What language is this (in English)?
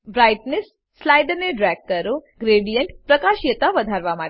Gujarati